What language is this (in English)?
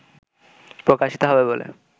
Bangla